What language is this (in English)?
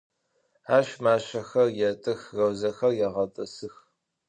Adyghe